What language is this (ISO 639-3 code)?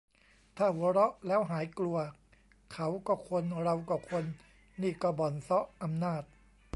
tha